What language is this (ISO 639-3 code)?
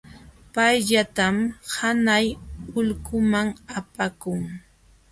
qxw